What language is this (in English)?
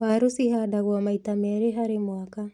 Kikuyu